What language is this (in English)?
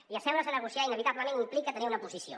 Catalan